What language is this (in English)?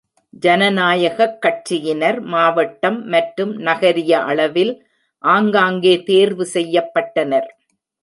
Tamil